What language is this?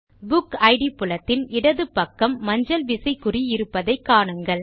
Tamil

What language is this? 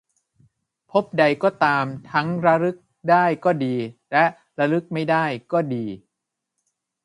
Thai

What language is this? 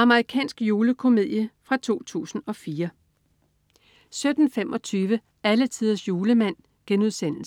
Danish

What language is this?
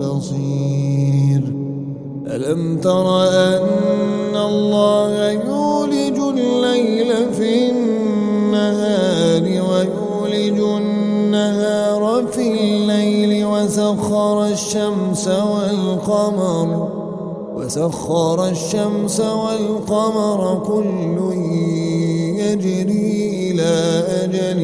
Arabic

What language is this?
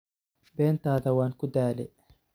Somali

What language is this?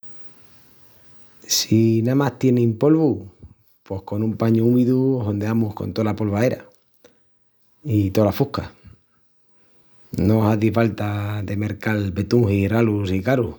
Extremaduran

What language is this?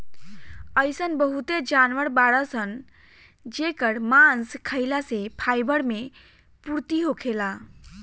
Bhojpuri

